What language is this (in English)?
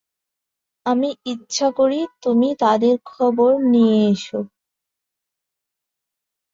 Bangla